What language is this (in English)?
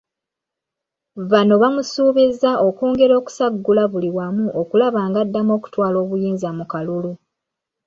Ganda